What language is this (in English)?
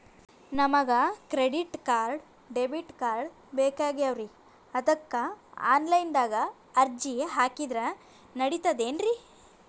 Kannada